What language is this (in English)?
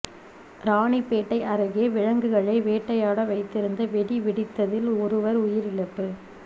Tamil